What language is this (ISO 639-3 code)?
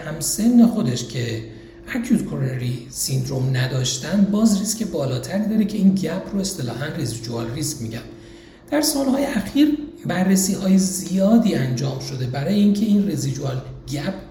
fas